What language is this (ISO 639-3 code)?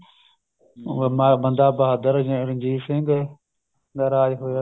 pan